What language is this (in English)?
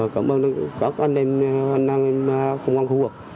Vietnamese